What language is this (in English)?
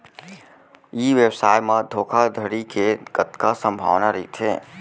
Chhattisgarhi